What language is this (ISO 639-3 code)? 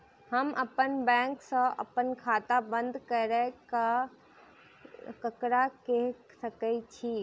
mai